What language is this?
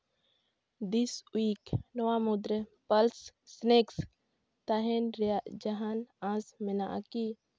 Santali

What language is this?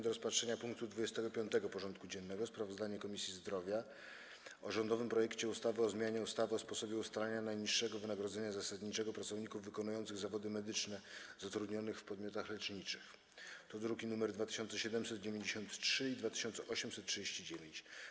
Polish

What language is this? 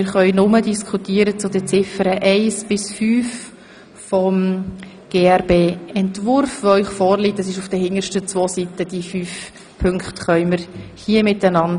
Swiss German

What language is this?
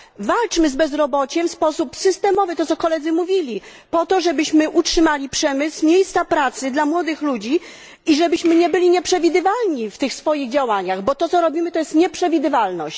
Polish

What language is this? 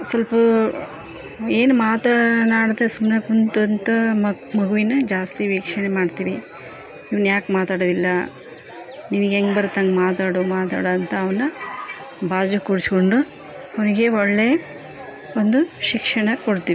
Kannada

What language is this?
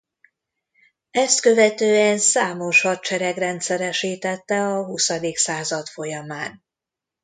Hungarian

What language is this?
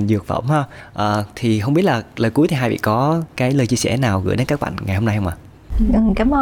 Vietnamese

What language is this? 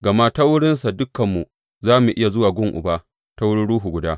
Hausa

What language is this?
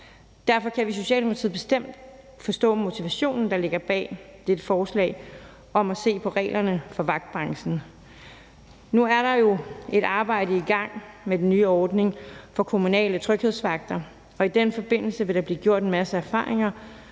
Danish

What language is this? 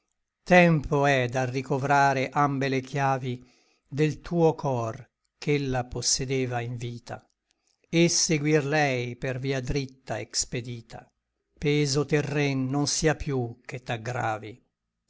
Italian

